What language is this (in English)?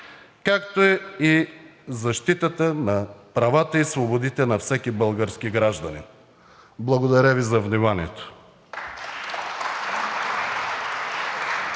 Bulgarian